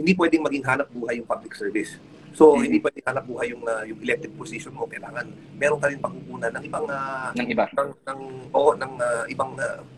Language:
Filipino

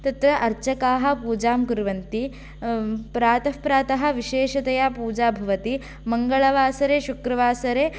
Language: Sanskrit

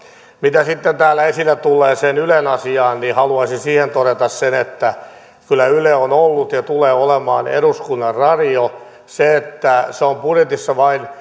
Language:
Finnish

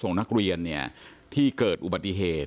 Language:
Thai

